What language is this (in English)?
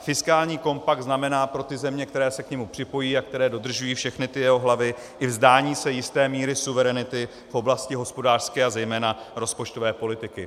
Czech